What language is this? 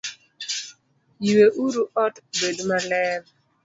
Luo (Kenya and Tanzania)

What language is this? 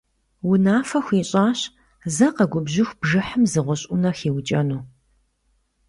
Kabardian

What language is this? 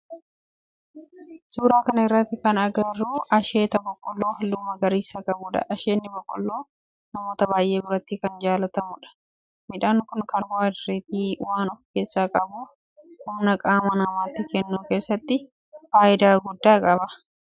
Oromo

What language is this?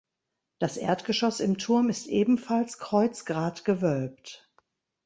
German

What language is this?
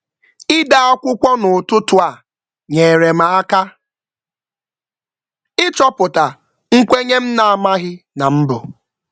Igbo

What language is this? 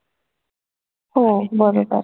Marathi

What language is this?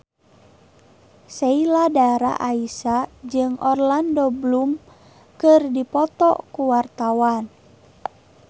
Sundanese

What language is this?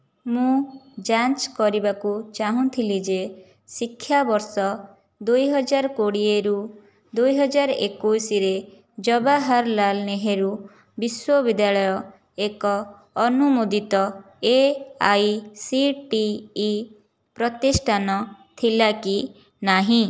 Odia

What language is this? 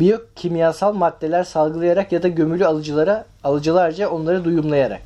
Turkish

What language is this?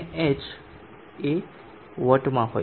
Gujarati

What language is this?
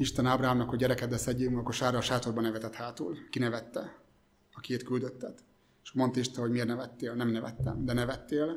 Hungarian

